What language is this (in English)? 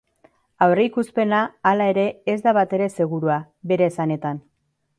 Basque